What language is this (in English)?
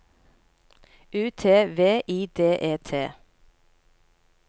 Norwegian